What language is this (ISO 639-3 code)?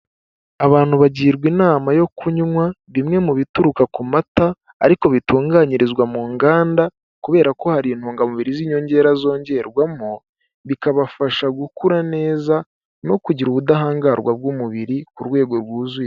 kin